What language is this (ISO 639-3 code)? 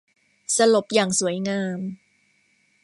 tha